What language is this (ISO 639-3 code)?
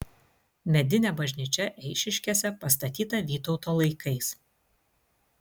lit